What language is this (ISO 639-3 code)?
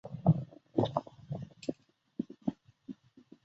zho